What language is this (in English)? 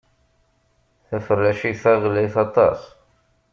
Kabyle